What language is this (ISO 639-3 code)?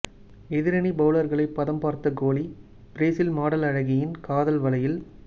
tam